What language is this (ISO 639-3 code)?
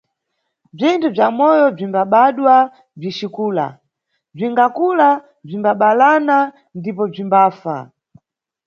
nyu